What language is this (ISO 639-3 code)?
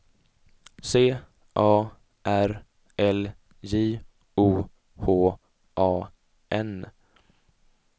swe